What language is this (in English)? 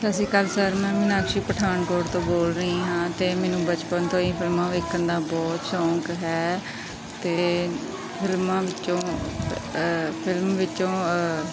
Punjabi